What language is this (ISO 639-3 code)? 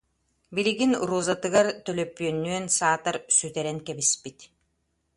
sah